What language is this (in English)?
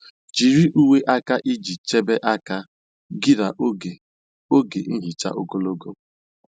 Igbo